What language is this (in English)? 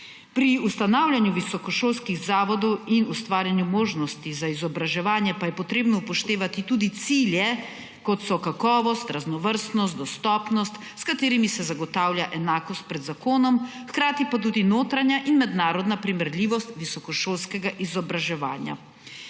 Slovenian